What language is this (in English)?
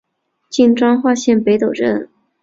Chinese